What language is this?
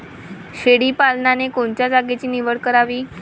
Marathi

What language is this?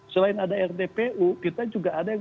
Indonesian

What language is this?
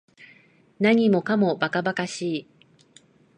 Japanese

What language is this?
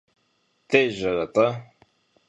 Kabardian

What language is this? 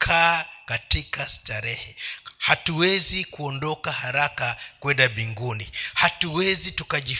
Swahili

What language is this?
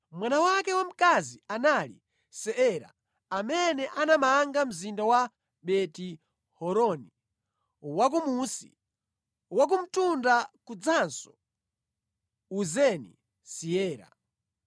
Nyanja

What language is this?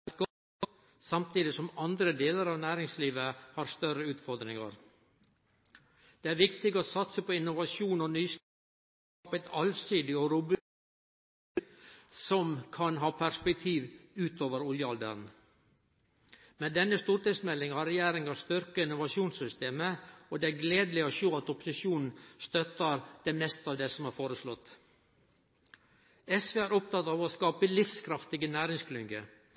Norwegian Nynorsk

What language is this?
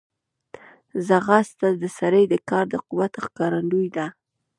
Pashto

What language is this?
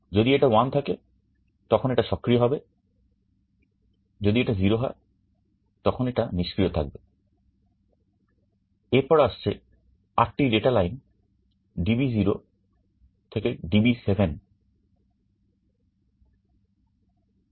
Bangla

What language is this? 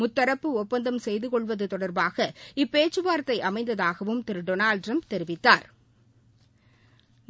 Tamil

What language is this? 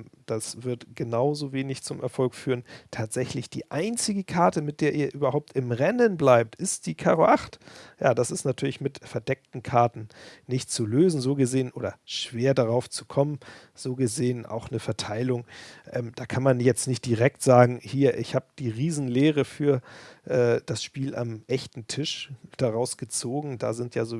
German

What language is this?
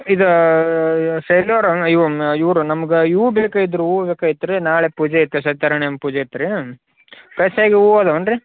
Kannada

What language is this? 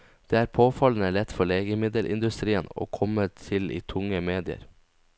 Norwegian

